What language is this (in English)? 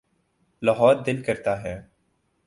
Urdu